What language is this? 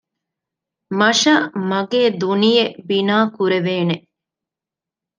Divehi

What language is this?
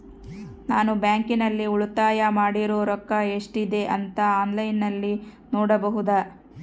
Kannada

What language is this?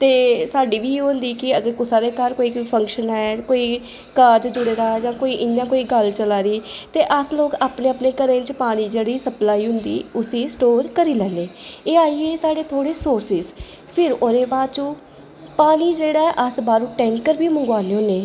Dogri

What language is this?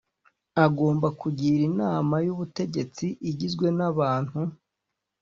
Kinyarwanda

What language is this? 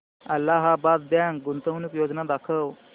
Marathi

